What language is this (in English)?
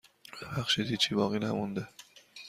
Persian